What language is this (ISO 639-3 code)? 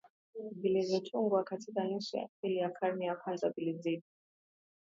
swa